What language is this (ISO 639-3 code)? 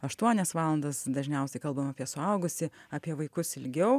lit